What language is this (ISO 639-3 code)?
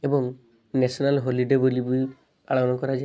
ori